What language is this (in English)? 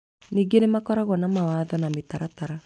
Kikuyu